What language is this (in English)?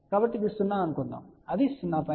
Telugu